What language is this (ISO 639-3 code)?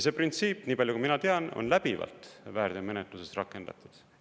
est